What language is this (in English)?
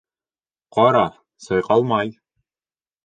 Bashkir